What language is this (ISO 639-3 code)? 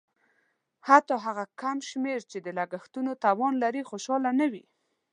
pus